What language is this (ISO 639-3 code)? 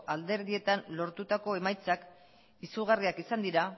eus